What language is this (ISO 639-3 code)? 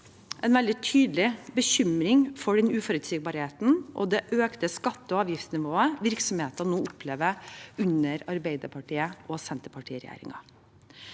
nor